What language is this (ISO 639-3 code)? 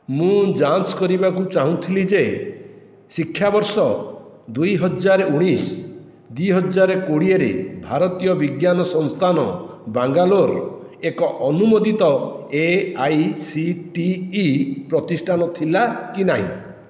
ori